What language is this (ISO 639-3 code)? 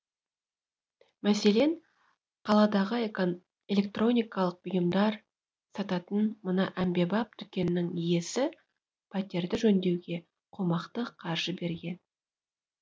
kaz